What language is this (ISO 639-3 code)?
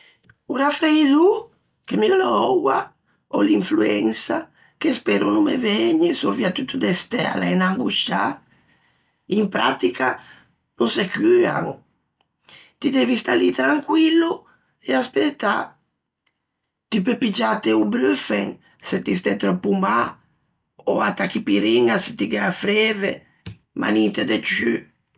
lij